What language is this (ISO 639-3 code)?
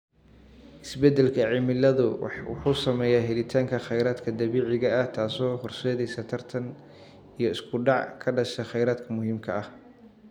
som